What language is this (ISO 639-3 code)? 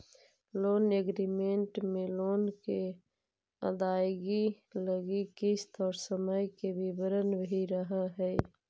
mag